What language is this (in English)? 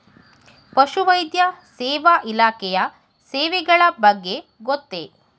Kannada